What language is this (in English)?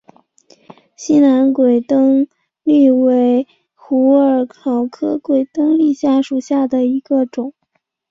Chinese